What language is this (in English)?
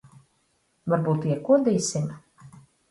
Latvian